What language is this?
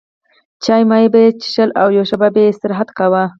Pashto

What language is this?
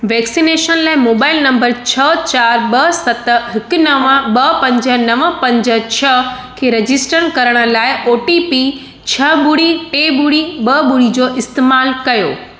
Sindhi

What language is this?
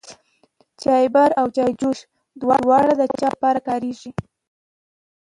Pashto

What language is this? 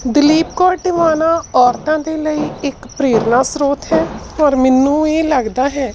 Punjabi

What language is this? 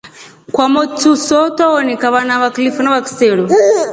Rombo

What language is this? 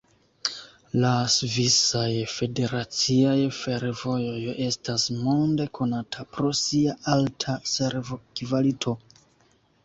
Esperanto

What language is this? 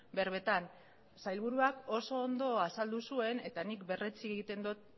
Basque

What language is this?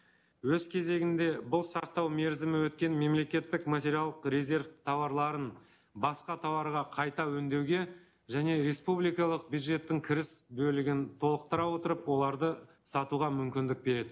Kazakh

